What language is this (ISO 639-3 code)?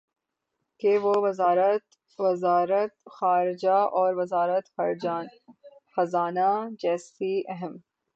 urd